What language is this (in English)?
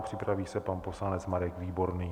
Czech